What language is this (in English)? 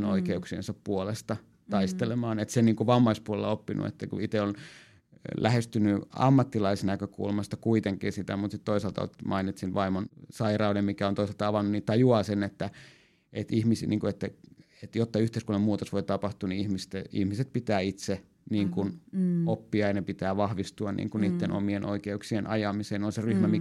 Finnish